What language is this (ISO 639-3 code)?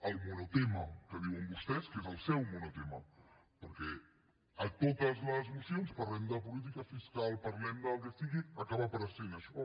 cat